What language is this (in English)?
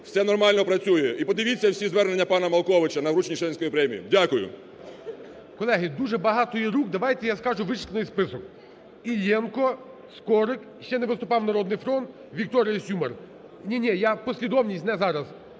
Ukrainian